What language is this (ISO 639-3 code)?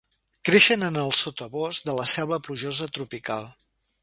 cat